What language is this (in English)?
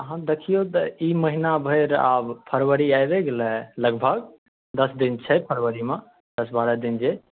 Maithili